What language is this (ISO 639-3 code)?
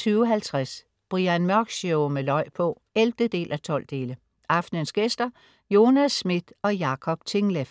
dan